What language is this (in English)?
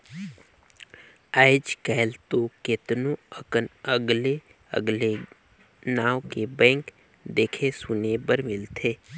Chhattisgarhi